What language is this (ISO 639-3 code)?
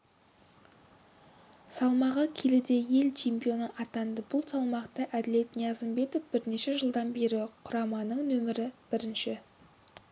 kaz